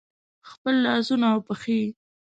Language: Pashto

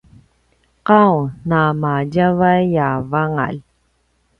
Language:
Paiwan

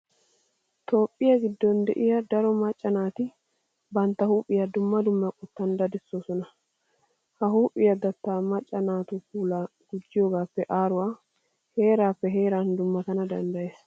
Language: Wolaytta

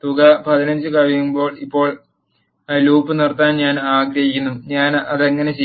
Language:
Malayalam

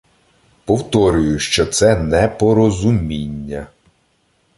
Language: Ukrainian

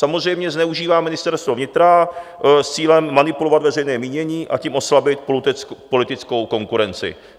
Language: Czech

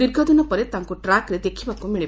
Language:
Odia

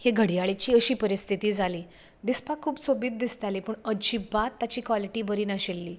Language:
Konkani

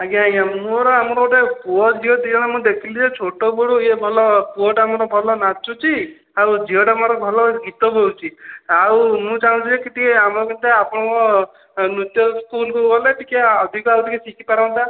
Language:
Odia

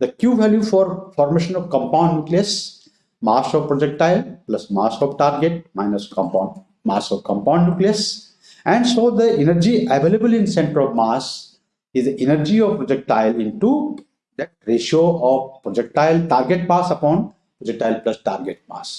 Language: English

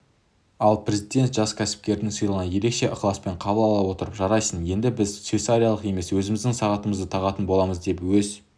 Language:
Kazakh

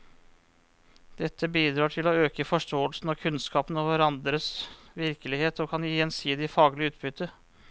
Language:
Norwegian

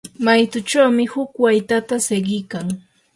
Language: Yanahuanca Pasco Quechua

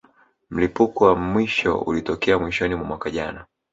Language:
Swahili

